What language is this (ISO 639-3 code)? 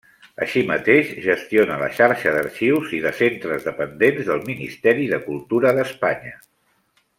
cat